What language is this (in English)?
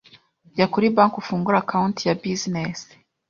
Kinyarwanda